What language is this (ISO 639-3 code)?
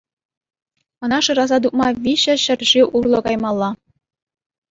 chv